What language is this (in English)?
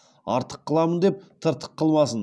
Kazakh